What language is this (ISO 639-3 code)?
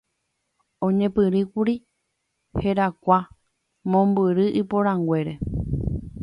grn